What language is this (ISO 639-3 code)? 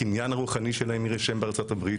heb